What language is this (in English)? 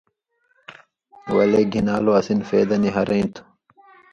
Indus Kohistani